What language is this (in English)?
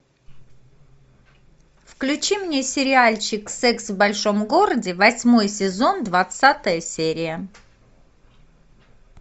Russian